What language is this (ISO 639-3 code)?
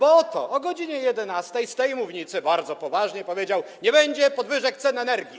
pol